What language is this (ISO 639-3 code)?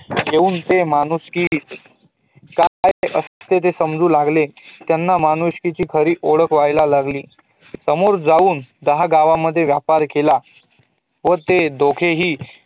mar